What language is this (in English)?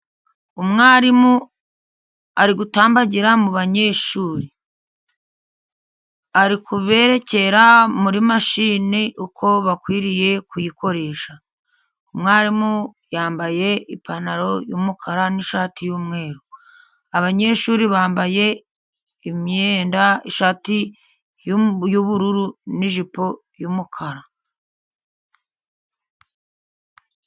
Kinyarwanda